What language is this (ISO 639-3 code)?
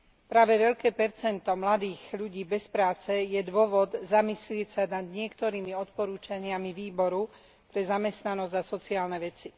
slk